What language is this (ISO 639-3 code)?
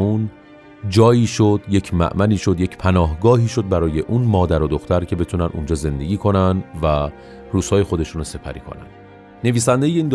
fas